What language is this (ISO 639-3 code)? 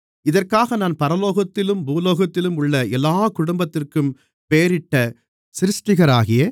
tam